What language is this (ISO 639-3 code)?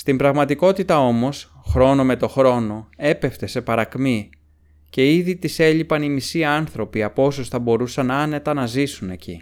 ell